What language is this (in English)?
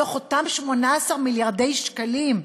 Hebrew